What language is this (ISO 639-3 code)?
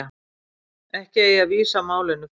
isl